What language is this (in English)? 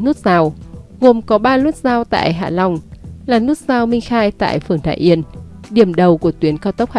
Vietnamese